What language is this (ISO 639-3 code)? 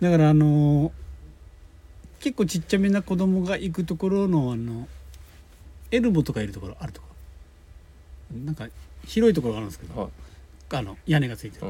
jpn